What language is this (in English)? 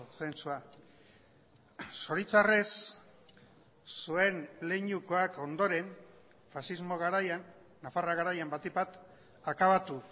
Basque